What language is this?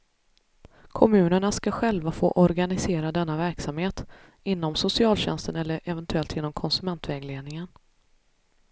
Swedish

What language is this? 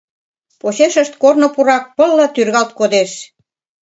Mari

